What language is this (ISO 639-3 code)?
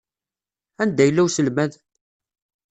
kab